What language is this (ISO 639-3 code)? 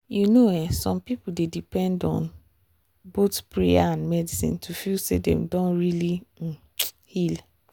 pcm